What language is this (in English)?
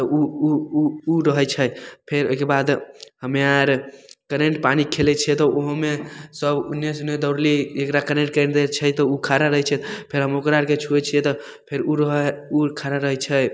Maithili